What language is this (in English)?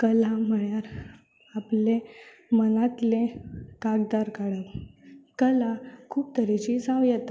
Konkani